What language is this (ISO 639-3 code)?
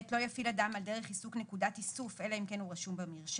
heb